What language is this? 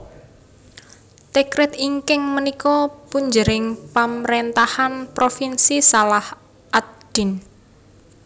Javanese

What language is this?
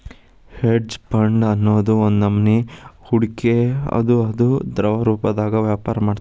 Kannada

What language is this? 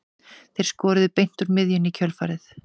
Icelandic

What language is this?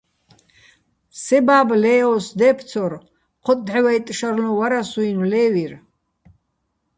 Bats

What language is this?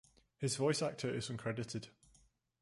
English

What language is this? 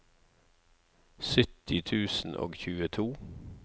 Norwegian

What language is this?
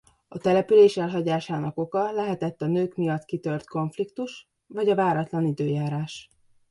Hungarian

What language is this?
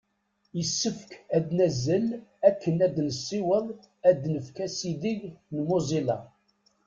Kabyle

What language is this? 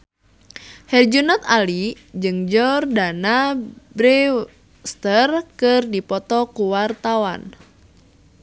Sundanese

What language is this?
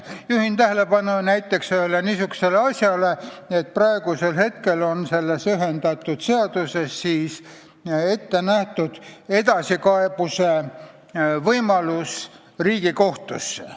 Estonian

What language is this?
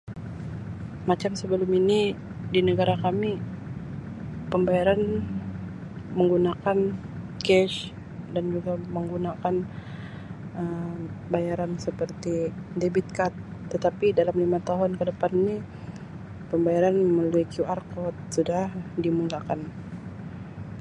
Sabah Malay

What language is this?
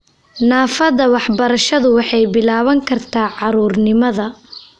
Somali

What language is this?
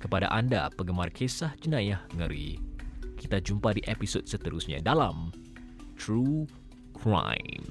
Malay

